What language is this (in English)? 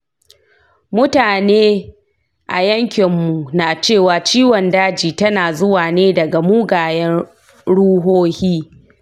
Hausa